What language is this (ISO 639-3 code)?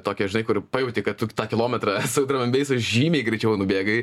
lit